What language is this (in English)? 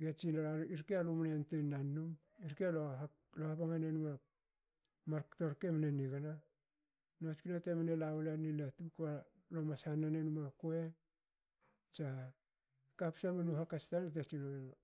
Hakö